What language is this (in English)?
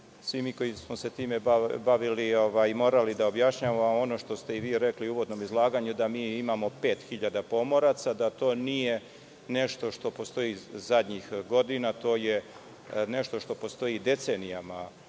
Serbian